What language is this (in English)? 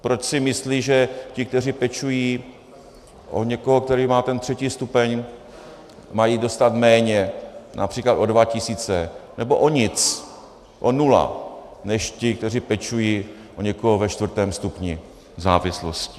Czech